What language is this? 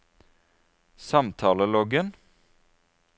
Norwegian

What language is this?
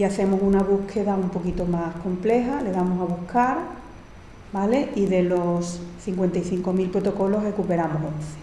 Spanish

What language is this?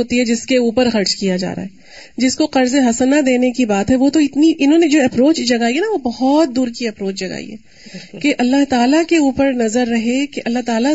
Urdu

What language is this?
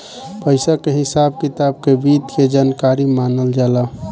Bhojpuri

